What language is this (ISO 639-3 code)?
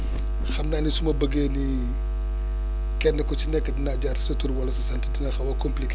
wol